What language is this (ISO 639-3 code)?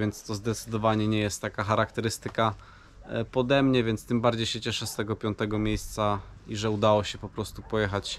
pol